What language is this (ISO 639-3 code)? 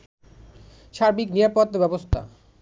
ben